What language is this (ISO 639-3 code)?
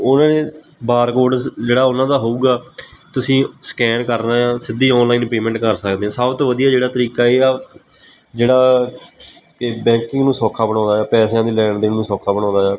pan